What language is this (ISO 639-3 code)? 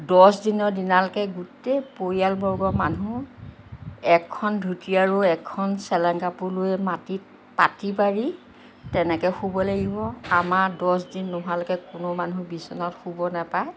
asm